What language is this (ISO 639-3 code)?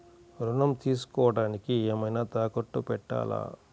tel